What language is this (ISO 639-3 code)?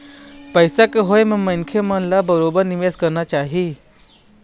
hne